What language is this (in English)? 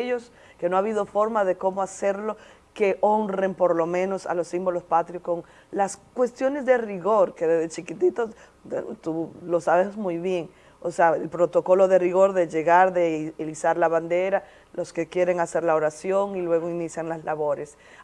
Spanish